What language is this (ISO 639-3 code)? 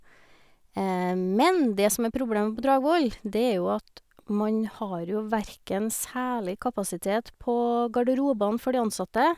nor